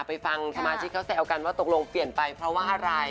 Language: Thai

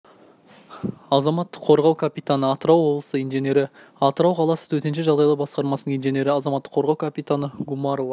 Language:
Kazakh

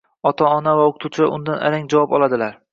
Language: Uzbek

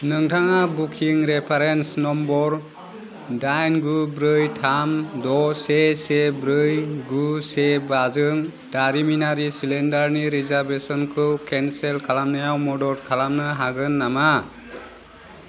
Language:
Bodo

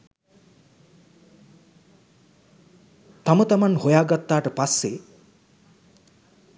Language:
Sinhala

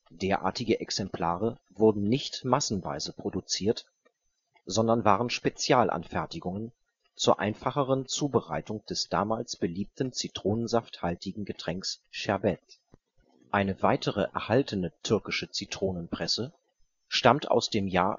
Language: German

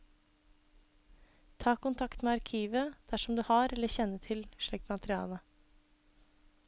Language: Norwegian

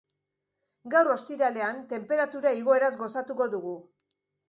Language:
Basque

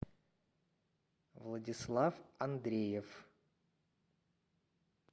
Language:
Russian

